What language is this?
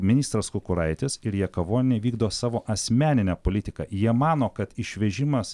Lithuanian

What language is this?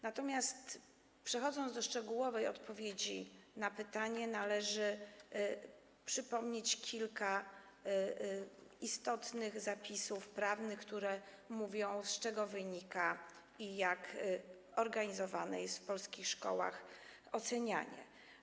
Polish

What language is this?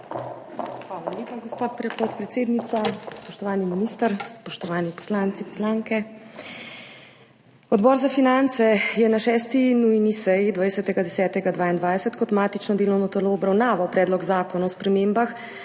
Slovenian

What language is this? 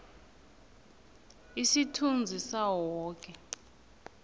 South Ndebele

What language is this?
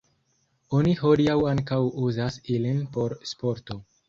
Esperanto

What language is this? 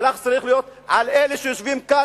Hebrew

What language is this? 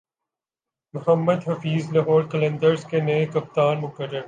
Urdu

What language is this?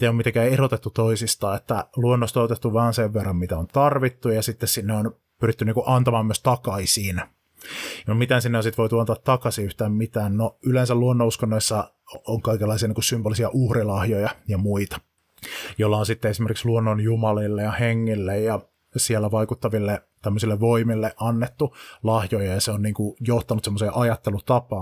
Finnish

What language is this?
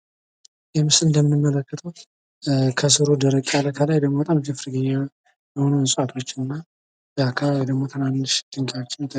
Amharic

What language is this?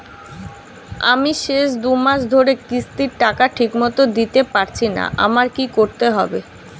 Bangla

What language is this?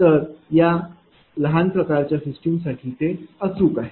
Marathi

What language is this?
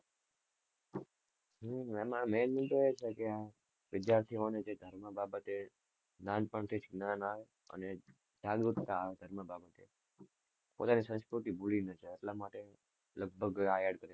Gujarati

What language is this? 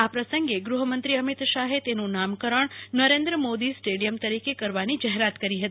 Gujarati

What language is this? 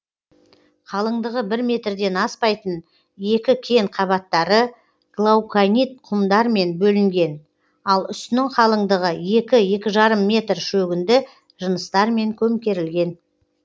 Kazakh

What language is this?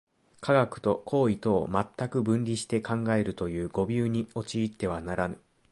Japanese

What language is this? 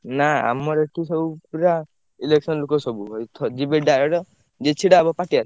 Odia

